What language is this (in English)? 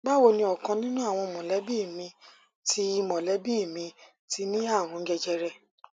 Yoruba